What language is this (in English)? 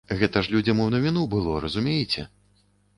Belarusian